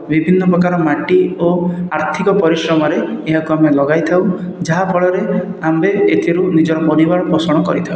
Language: Odia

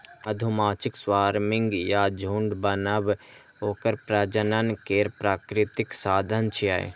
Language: Maithili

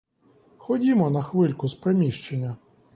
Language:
Ukrainian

